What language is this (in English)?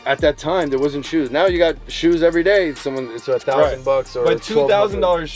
English